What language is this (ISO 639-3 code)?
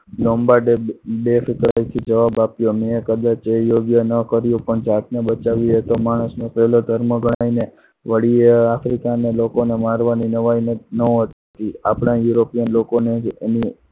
guj